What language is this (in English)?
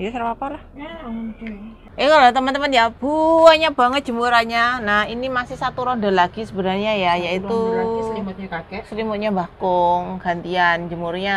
Indonesian